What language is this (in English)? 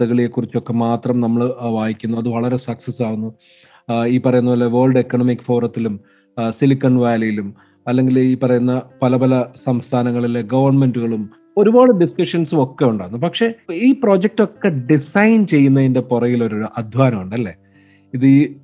Malayalam